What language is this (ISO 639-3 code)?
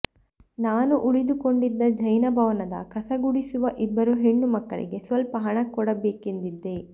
kan